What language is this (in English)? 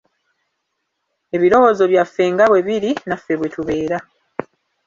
Ganda